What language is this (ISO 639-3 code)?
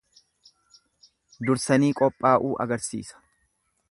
orm